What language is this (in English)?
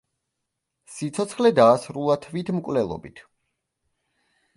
Georgian